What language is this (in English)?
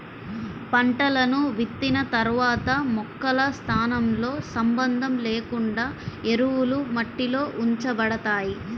Telugu